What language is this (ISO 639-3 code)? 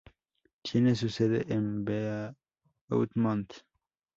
spa